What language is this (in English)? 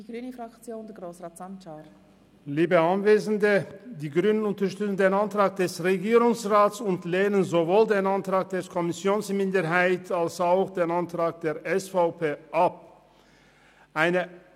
Swiss German